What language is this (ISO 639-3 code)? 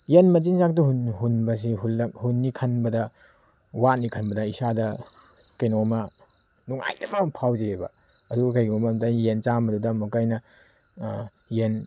mni